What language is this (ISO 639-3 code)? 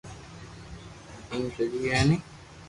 lrk